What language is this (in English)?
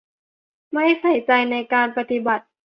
Thai